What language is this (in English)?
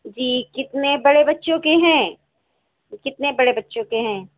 Urdu